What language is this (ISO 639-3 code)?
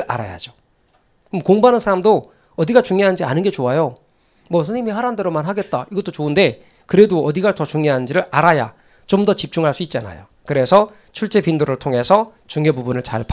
kor